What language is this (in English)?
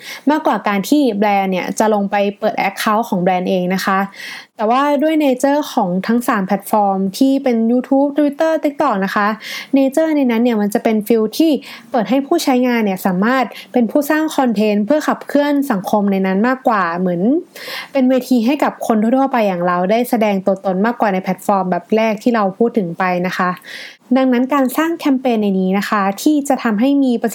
Thai